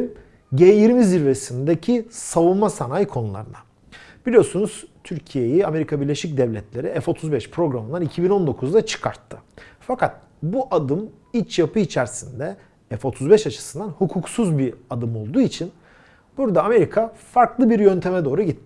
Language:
Turkish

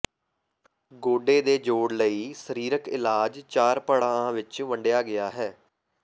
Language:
Punjabi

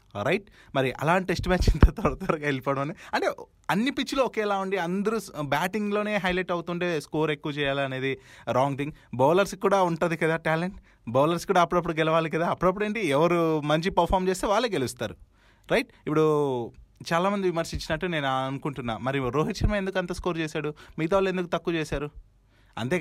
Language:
Telugu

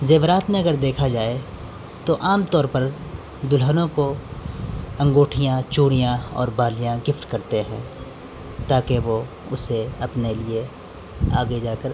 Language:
Urdu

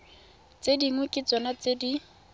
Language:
Tswana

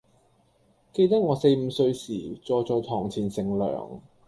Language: Cantonese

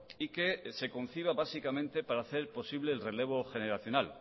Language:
Spanish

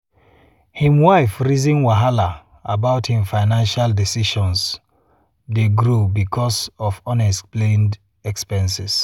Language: Nigerian Pidgin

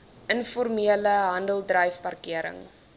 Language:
Afrikaans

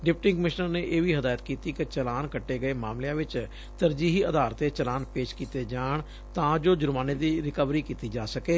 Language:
Punjabi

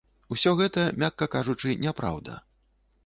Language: Belarusian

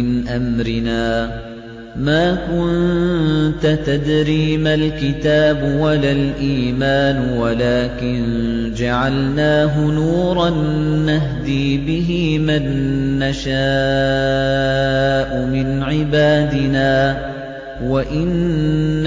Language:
Arabic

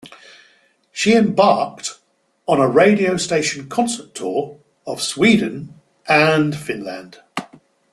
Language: English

